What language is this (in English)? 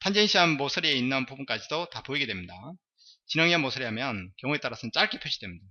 Korean